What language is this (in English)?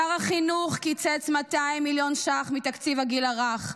Hebrew